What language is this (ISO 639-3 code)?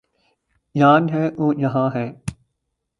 urd